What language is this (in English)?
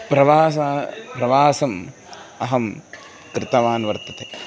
Sanskrit